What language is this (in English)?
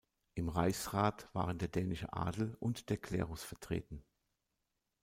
German